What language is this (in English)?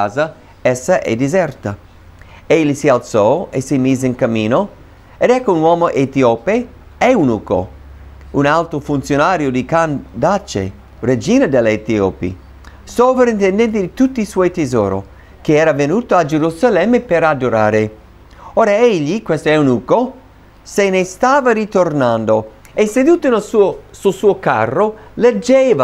Italian